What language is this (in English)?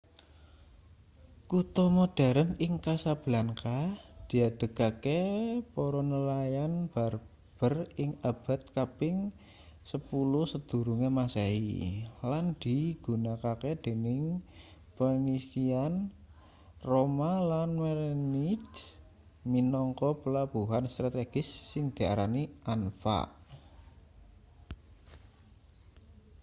Javanese